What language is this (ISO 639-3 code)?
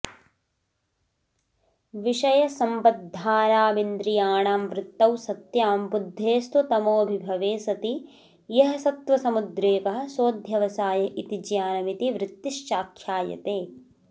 san